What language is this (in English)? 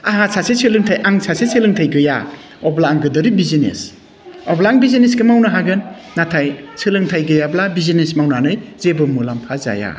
Bodo